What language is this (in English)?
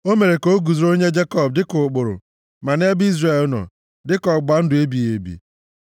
Igbo